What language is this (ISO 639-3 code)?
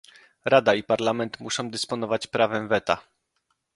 pol